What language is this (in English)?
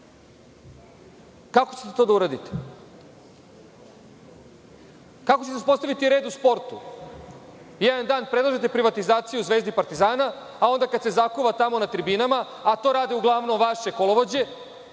Serbian